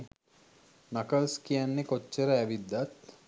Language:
Sinhala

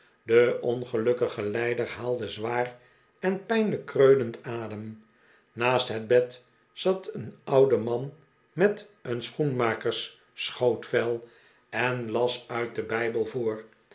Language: Dutch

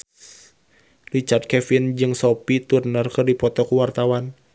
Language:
Sundanese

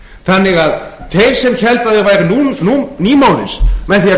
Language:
Icelandic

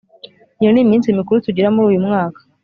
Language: Kinyarwanda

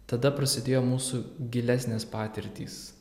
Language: Lithuanian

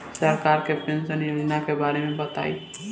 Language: Bhojpuri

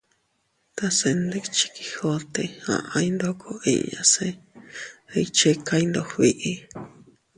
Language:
Teutila Cuicatec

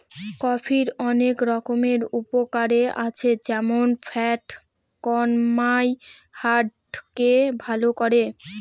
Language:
Bangla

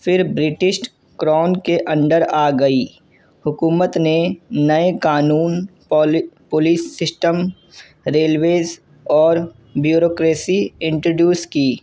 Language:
Urdu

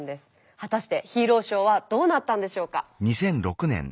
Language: Japanese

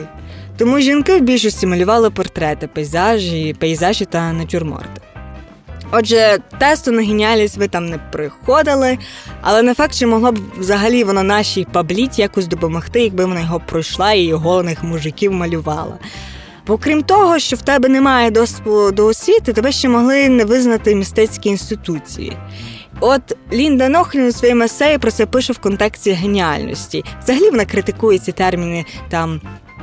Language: Ukrainian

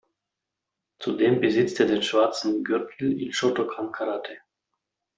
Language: German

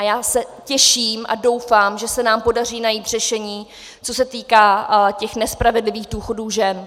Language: Czech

